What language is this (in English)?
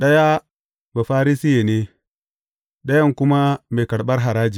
Hausa